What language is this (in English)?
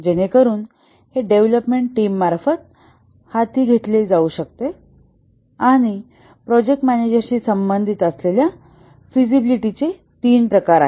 Marathi